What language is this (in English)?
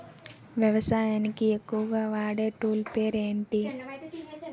Telugu